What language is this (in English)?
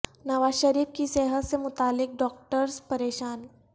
Urdu